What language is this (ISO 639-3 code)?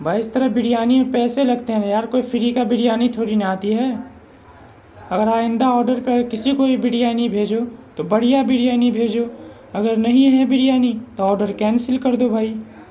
urd